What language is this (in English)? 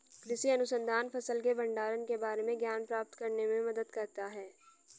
Hindi